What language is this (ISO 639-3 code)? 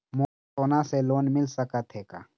hne